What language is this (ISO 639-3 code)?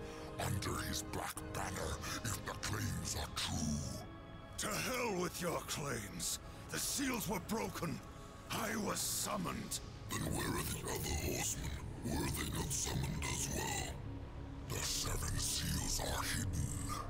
por